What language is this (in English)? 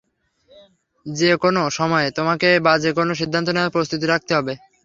Bangla